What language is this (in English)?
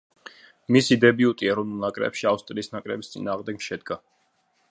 Georgian